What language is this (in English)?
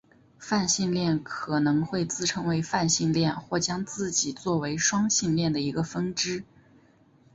Chinese